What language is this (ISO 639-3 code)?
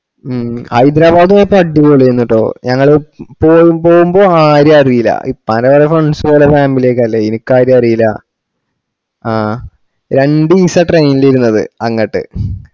mal